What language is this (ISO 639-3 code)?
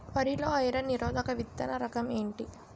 tel